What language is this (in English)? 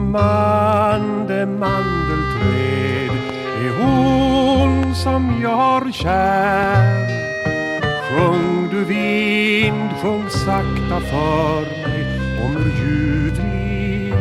Swedish